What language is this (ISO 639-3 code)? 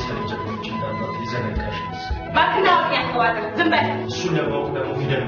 tur